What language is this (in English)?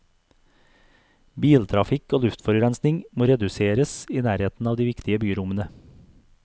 Norwegian